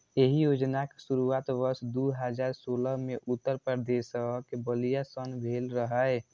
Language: Maithili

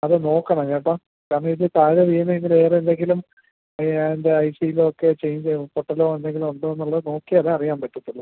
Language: Malayalam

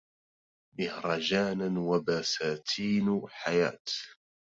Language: Arabic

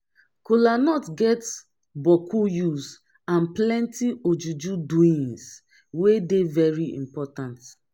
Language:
Nigerian Pidgin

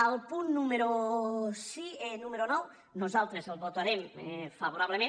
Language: Catalan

